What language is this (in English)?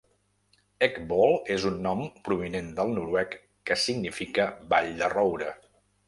Catalan